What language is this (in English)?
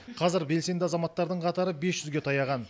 Kazakh